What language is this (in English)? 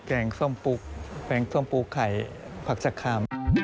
Thai